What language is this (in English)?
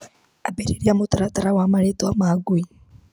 Kikuyu